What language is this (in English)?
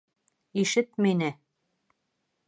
Bashkir